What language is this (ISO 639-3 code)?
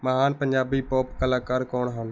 pan